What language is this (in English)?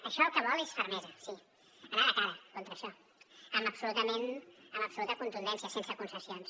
Catalan